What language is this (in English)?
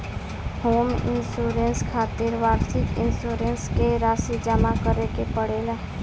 Bhojpuri